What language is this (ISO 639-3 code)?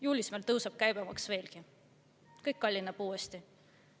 est